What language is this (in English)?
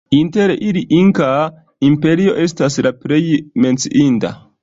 Esperanto